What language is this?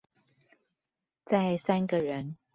Chinese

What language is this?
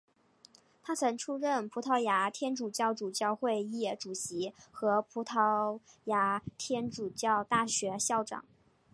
Chinese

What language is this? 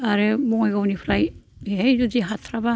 Bodo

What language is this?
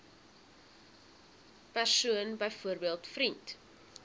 Afrikaans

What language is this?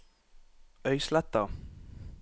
Norwegian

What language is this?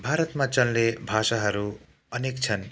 Nepali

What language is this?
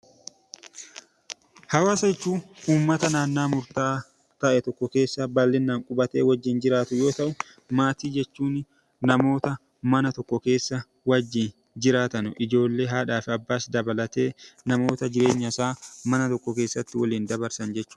Oromo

